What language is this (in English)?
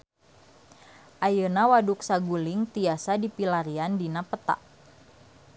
Sundanese